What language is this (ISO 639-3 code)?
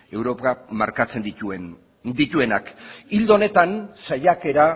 eus